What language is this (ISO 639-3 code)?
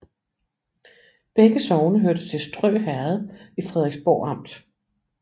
dan